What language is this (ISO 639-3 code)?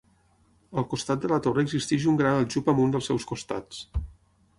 cat